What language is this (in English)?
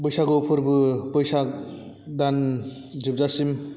Bodo